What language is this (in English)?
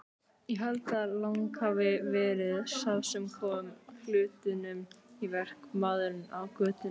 Icelandic